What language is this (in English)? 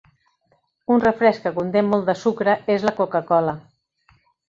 Catalan